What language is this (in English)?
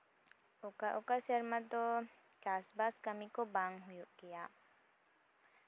Santali